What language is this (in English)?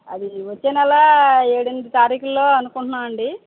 Telugu